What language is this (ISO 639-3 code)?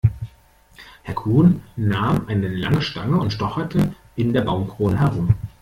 deu